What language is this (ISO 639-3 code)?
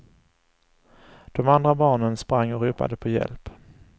swe